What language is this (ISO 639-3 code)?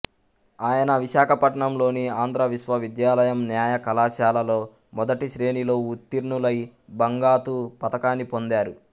tel